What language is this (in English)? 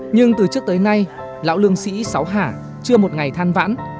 Vietnamese